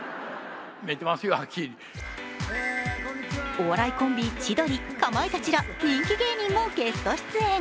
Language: Japanese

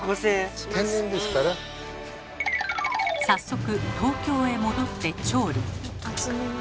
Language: Japanese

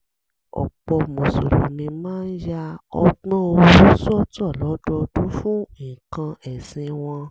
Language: Yoruba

